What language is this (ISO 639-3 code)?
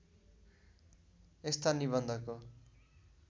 nep